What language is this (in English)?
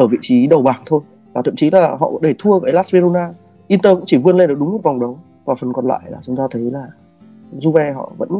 Vietnamese